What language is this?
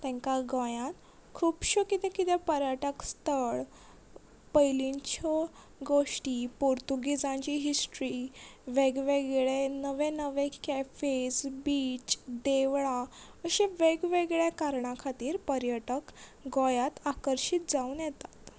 Konkani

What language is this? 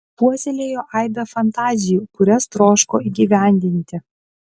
Lithuanian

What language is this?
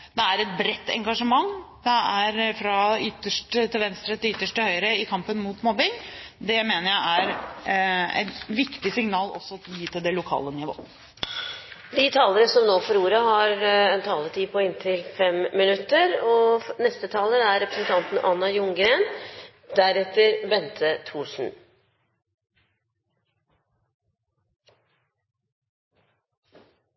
Norwegian Bokmål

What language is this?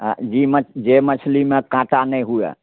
Maithili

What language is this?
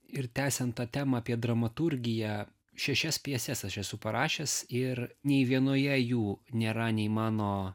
Lithuanian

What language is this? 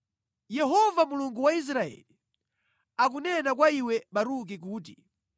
Nyanja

